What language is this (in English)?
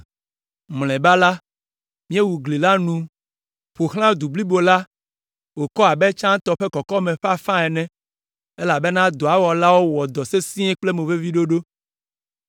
Ewe